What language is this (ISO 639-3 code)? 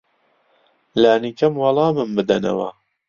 ckb